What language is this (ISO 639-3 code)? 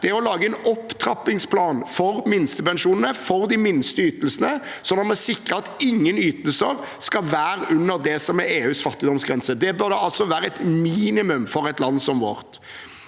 nor